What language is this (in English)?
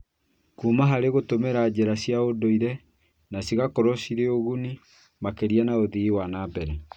Kikuyu